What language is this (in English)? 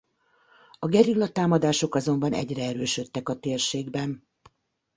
Hungarian